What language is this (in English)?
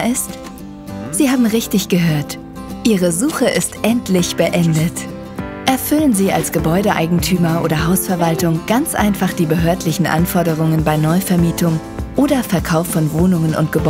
German